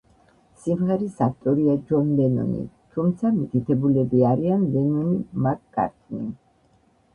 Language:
Georgian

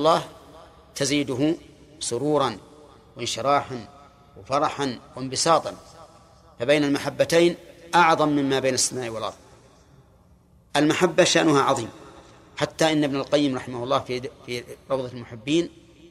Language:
Arabic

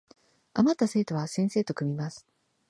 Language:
Japanese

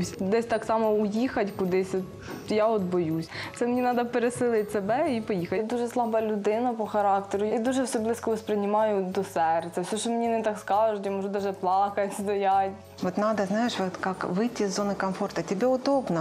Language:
Russian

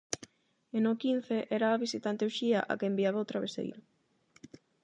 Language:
Galician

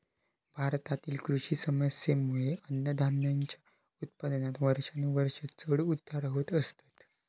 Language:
Marathi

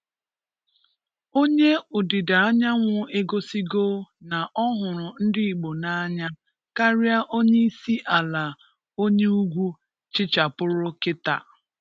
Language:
Igbo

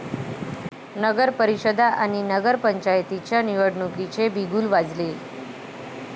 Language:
Marathi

